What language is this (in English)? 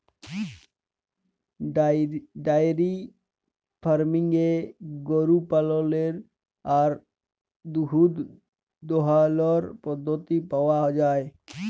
Bangla